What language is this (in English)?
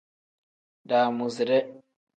Tem